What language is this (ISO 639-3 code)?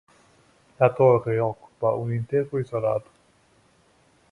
ita